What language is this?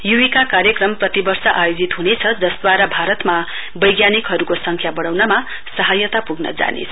Nepali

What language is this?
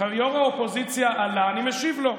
Hebrew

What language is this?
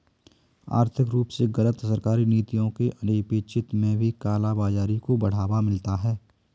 Hindi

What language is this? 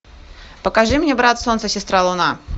Russian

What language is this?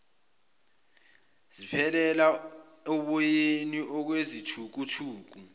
Zulu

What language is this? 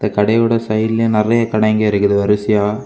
Tamil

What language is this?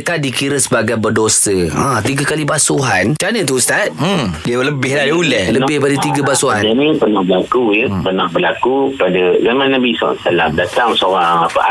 Malay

